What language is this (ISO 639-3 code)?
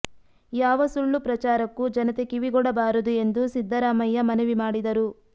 kan